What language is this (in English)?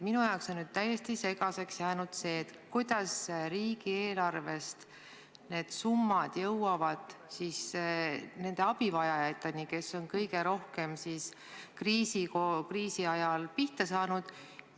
Estonian